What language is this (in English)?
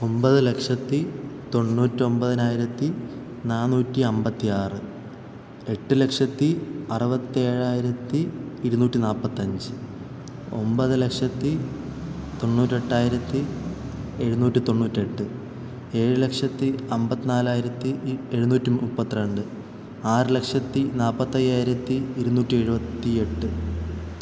Malayalam